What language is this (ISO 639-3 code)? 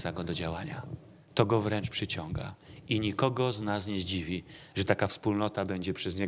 pol